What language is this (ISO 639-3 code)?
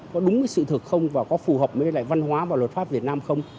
vie